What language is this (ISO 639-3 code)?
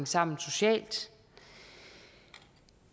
dan